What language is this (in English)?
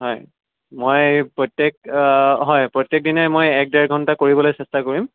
Assamese